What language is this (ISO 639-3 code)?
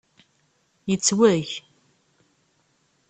kab